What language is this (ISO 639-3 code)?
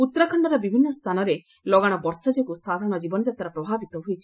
ori